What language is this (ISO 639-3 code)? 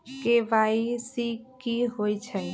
mag